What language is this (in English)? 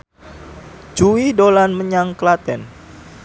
Javanese